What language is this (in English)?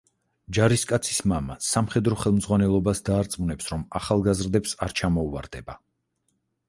Georgian